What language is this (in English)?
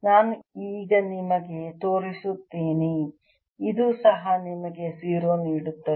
Kannada